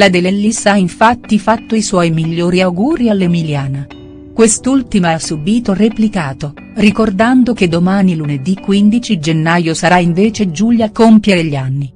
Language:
Italian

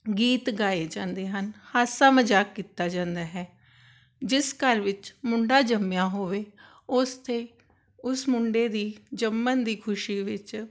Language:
Punjabi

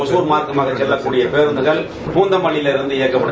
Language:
Tamil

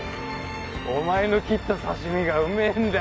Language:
Japanese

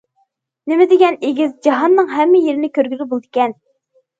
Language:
Uyghur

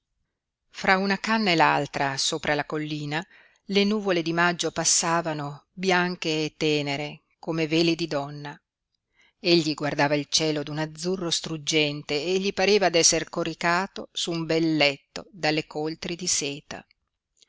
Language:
Italian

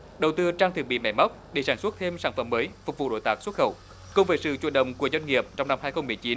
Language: Vietnamese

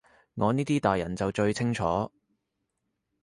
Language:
Cantonese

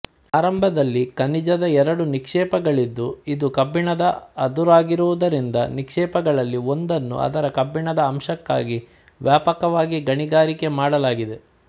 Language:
Kannada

